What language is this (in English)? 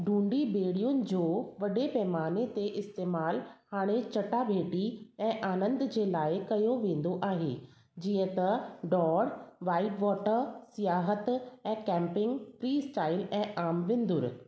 Sindhi